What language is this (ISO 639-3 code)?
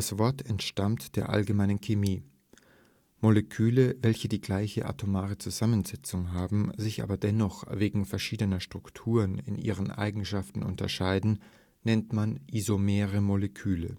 deu